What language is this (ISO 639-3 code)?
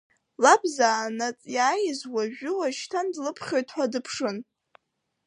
abk